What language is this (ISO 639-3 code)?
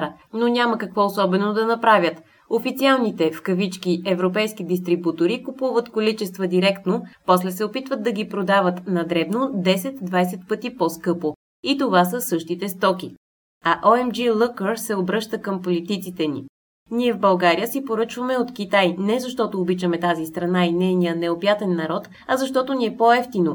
bul